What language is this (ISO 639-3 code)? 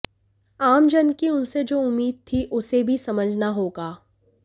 hin